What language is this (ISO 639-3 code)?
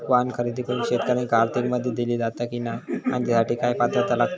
mar